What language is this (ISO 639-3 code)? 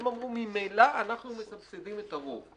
heb